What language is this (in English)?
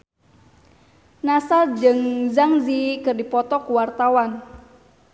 Sundanese